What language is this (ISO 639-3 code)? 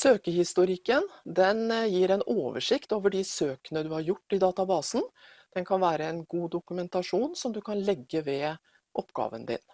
nor